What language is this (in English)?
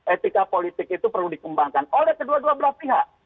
Indonesian